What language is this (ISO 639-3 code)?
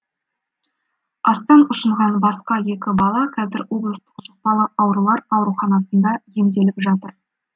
kaz